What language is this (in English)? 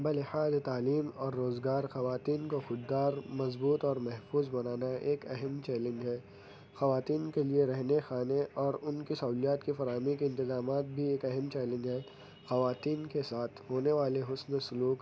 Urdu